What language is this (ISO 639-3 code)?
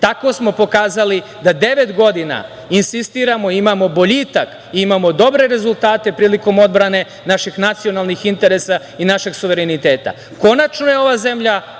srp